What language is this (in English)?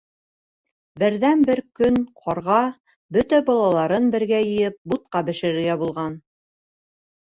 Bashkir